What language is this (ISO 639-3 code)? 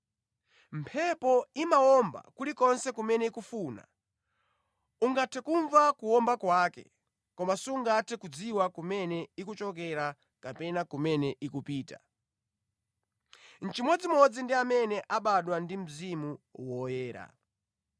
nya